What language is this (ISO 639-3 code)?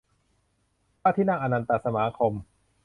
tha